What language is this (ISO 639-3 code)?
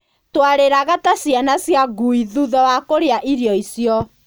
kik